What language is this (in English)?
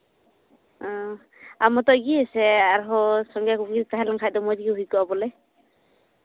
Santali